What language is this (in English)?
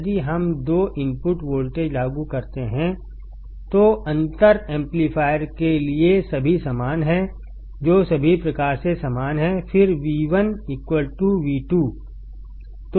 Hindi